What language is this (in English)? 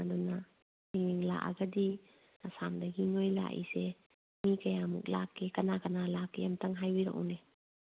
Manipuri